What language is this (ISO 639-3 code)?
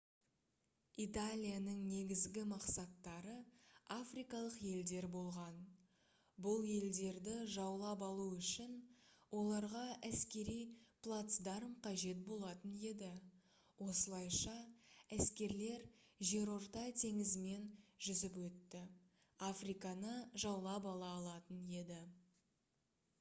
kaz